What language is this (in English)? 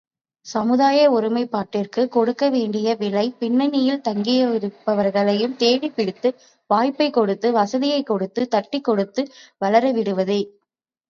Tamil